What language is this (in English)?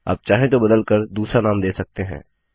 Hindi